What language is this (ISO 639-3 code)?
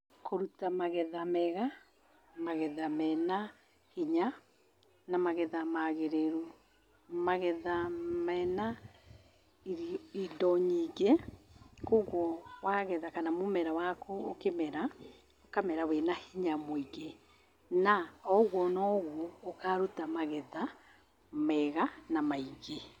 kik